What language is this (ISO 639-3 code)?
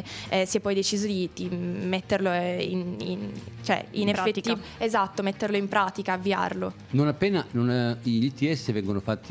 ita